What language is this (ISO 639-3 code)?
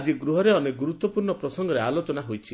ori